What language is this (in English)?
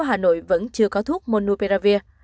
Vietnamese